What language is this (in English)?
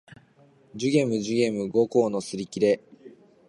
Japanese